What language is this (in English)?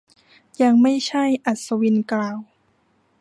Thai